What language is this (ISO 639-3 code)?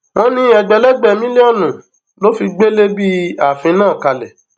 yor